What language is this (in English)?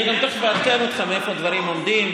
Hebrew